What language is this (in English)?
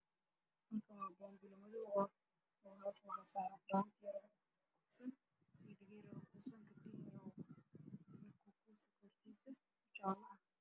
Somali